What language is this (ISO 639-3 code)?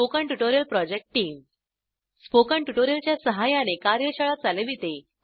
mar